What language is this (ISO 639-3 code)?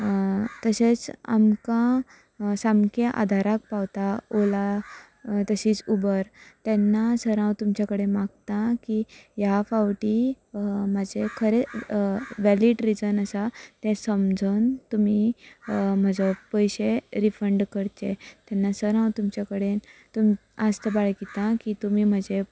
kok